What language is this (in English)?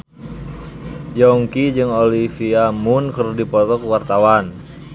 Sundanese